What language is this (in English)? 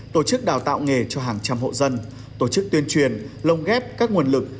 Vietnamese